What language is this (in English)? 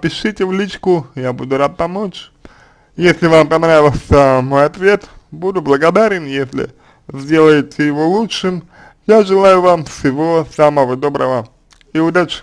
Russian